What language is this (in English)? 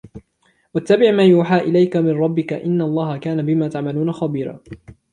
Arabic